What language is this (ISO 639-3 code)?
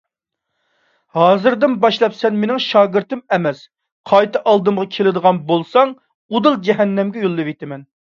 uig